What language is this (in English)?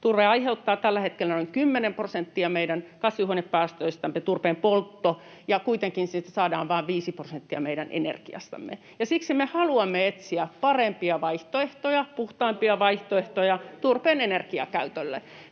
Finnish